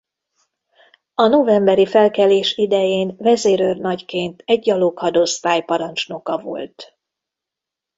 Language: Hungarian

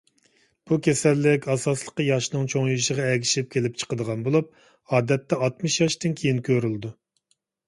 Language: Uyghur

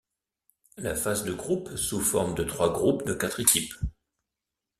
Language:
French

